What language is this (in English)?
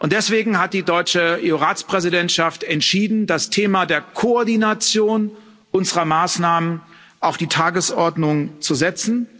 German